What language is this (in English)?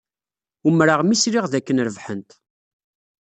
Kabyle